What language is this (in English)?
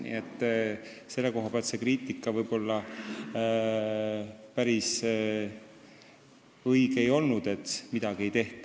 Estonian